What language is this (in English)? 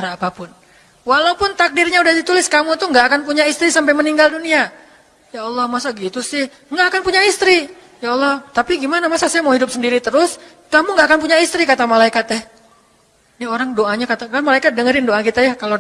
Indonesian